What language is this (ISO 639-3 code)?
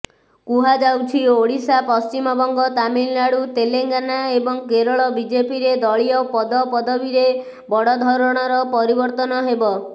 ori